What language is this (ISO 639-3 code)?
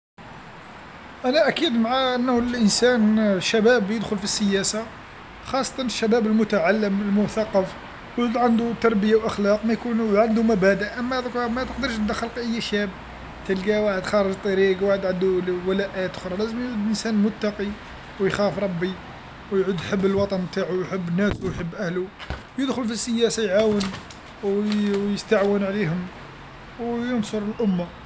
arq